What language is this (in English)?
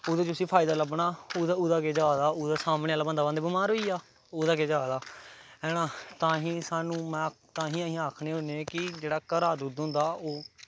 Dogri